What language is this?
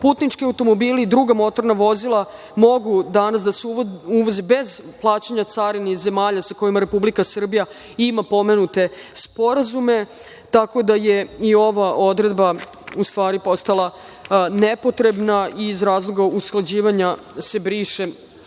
Serbian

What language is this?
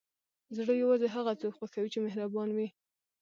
Pashto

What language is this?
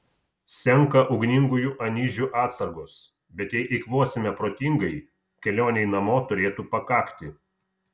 Lithuanian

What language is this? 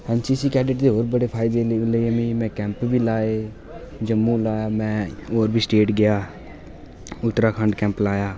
Dogri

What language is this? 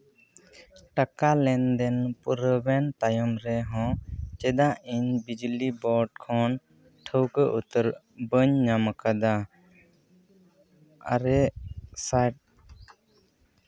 Santali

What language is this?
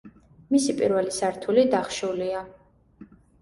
Georgian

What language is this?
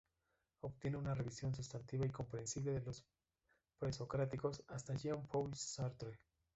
Spanish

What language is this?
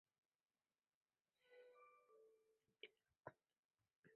Chinese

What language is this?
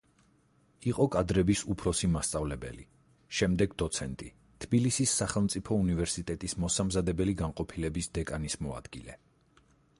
Georgian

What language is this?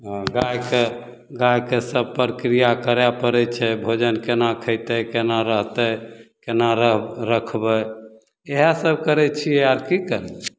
Maithili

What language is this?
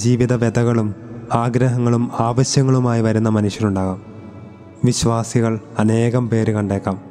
Malayalam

